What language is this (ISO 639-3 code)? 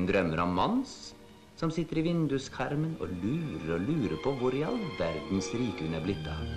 nor